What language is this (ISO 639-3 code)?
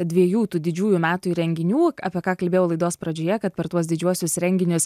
lit